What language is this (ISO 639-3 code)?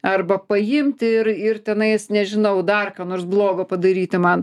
lit